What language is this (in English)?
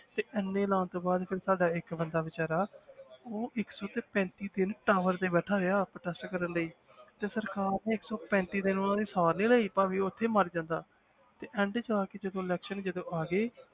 Punjabi